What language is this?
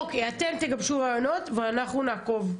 Hebrew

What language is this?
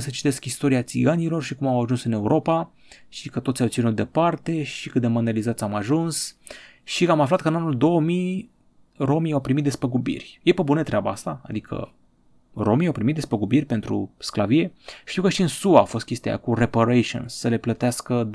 Romanian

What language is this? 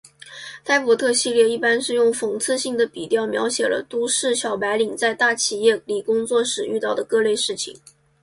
Chinese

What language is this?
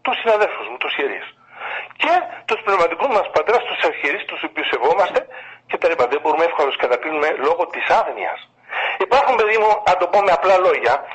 Greek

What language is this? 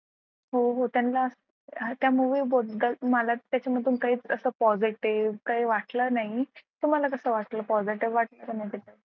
Marathi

